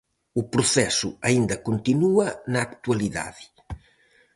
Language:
Galician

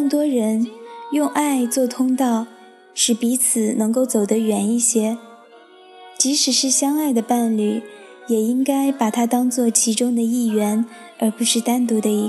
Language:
Chinese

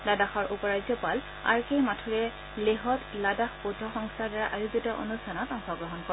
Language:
Assamese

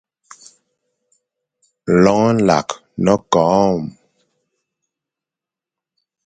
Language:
Fang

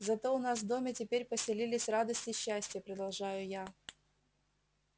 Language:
Russian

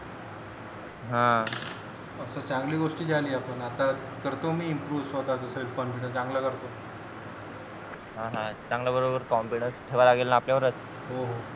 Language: Marathi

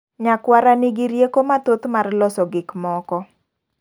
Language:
Luo (Kenya and Tanzania)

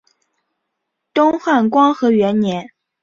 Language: Chinese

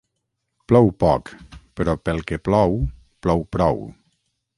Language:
Catalan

